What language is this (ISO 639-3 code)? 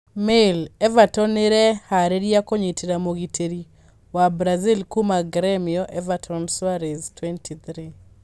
kik